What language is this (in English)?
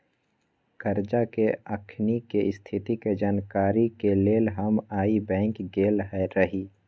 Magahi